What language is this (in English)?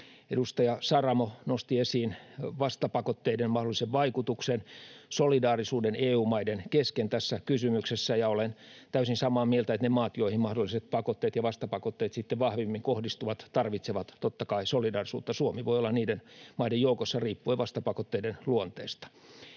Finnish